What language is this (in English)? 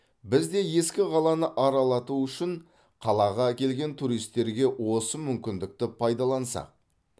Kazakh